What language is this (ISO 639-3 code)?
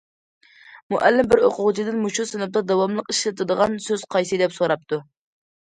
uig